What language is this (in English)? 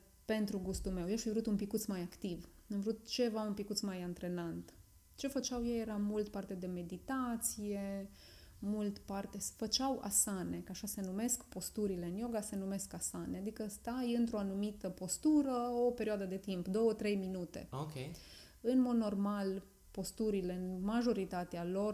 Romanian